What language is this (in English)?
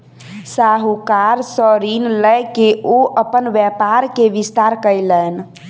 Maithili